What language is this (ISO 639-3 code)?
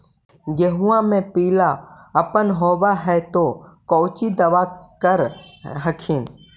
mag